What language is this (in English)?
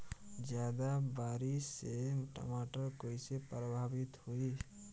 Bhojpuri